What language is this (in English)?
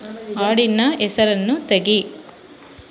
Kannada